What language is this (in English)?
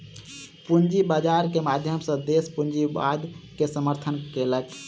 Maithili